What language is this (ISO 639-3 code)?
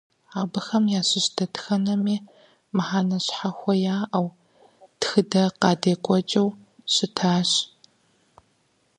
kbd